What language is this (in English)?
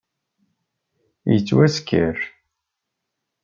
Kabyle